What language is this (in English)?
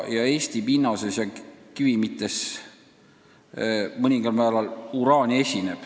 Estonian